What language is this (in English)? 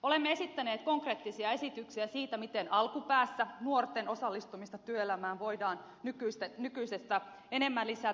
Finnish